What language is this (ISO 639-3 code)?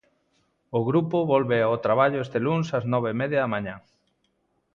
glg